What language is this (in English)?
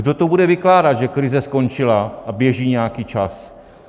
Czech